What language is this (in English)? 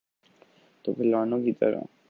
Urdu